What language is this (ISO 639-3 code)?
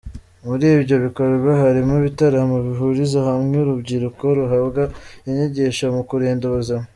kin